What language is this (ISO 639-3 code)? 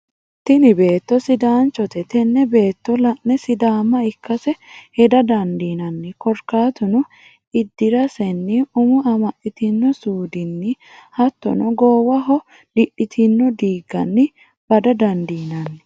sid